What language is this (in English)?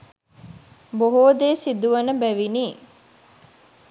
Sinhala